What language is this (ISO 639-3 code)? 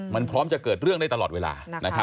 tha